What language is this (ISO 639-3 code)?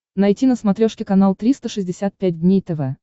rus